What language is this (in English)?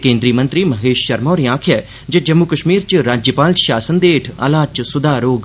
Dogri